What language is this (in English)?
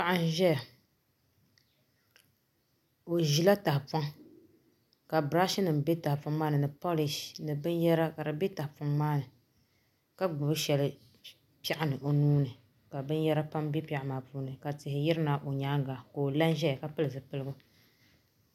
Dagbani